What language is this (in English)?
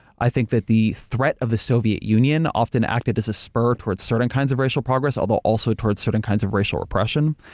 English